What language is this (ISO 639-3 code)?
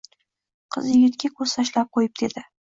uzb